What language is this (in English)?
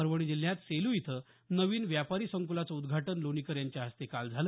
Marathi